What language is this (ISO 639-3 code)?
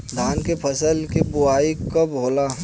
bho